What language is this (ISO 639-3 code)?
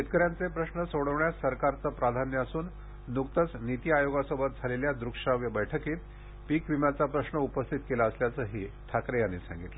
mar